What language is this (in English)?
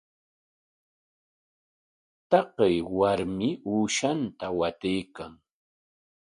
Corongo Ancash Quechua